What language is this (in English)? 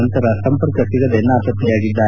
Kannada